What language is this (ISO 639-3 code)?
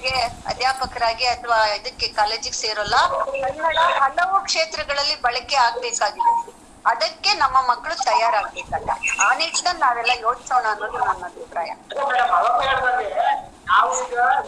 kan